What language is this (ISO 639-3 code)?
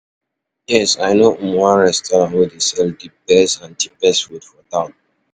pcm